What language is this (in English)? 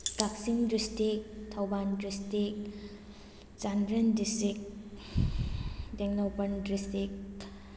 Manipuri